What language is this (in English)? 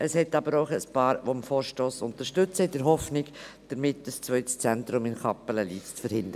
Swiss German